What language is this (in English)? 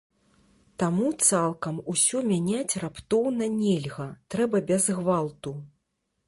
Belarusian